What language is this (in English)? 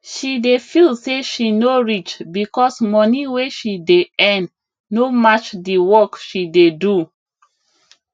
Nigerian Pidgin